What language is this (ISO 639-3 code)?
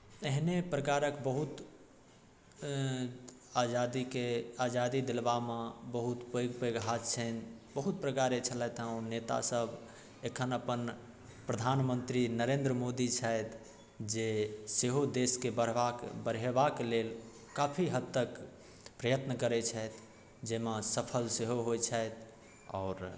mai